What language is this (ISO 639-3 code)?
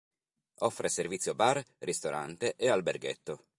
ita